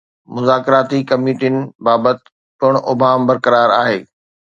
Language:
Sindhi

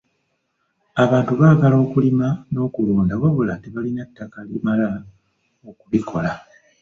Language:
Ganda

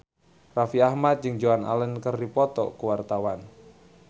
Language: Sundanese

